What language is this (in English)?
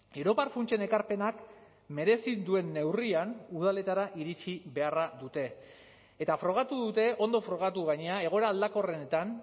Basque